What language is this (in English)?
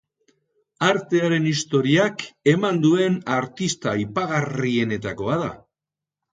Basque